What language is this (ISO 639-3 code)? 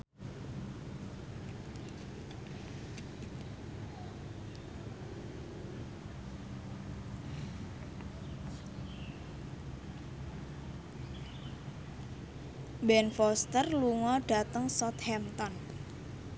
jav